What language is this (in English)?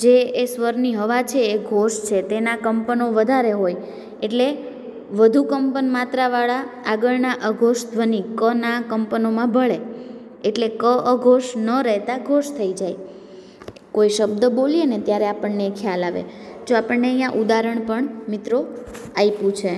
Gujarati